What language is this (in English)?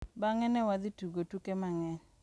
Luo (Kenya and Tanzania)